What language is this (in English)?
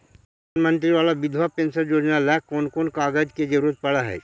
Magahi